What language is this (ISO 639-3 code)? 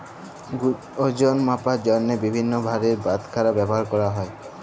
ben